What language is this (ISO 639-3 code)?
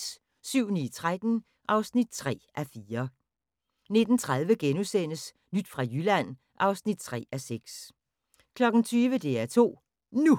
dan